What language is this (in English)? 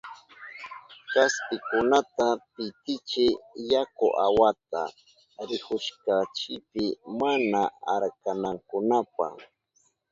Southern Pastaza Quechua